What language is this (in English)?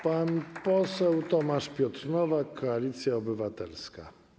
Polish